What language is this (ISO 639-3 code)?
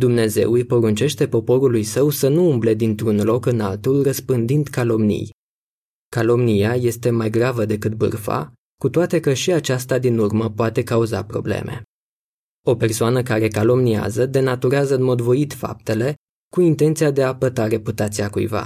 ron